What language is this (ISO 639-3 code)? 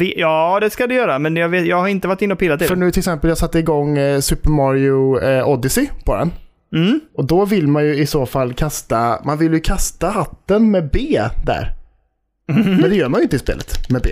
swe